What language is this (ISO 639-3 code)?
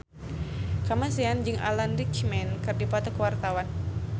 sun